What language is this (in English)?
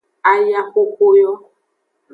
Aja (Benin)